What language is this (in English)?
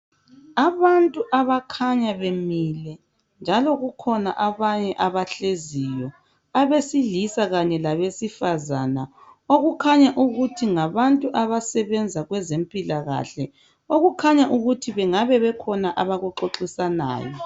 North Ndebele